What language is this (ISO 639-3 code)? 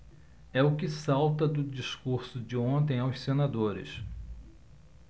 por